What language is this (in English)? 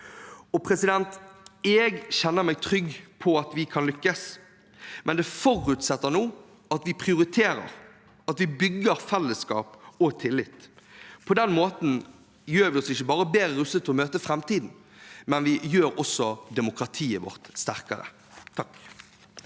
Norwegian